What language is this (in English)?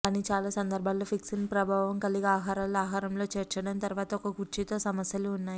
Telugu